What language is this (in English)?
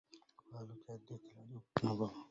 Arabic